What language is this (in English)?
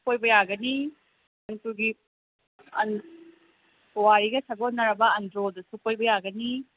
Manipuri